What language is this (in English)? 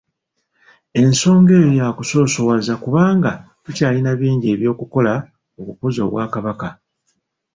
Ganda